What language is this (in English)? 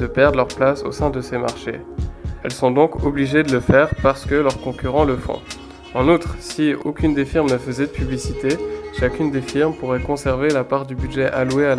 French